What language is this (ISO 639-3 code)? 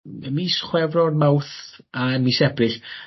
cym